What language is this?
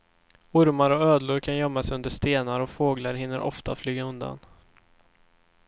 Swedish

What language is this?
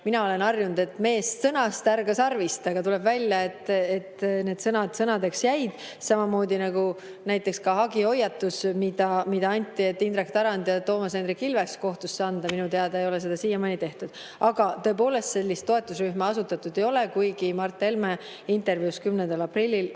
Estonian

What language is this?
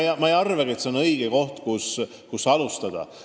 Estonian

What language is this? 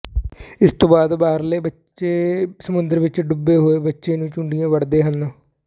Punjabi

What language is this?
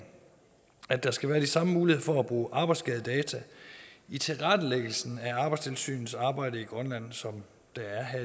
Danish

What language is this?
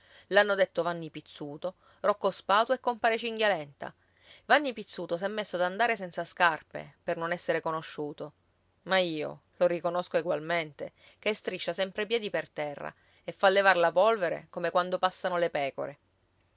Italian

